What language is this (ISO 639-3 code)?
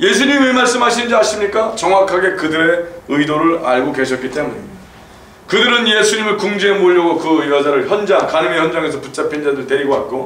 kor